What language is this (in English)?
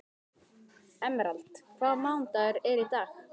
Icelandic